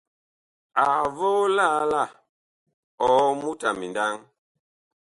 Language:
Bakoko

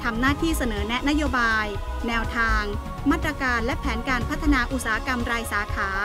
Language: Thai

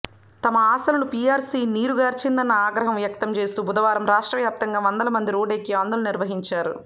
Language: Telugu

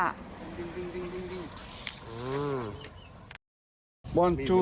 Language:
Thai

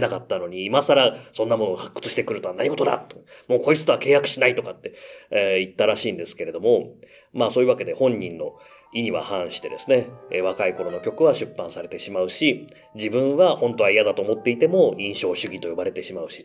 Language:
Japanese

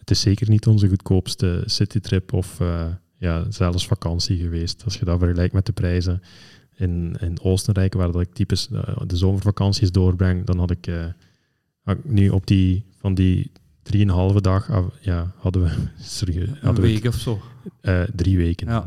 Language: Dutch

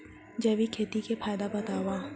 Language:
Chhattisgarhi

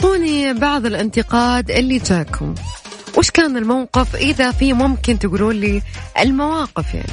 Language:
Arabic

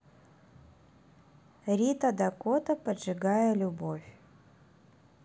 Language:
Russian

